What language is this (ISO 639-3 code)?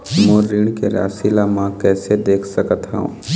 hne